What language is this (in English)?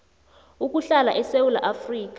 South Ndebele